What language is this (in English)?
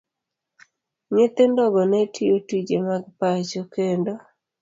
Luo (Kenya and Tanzania)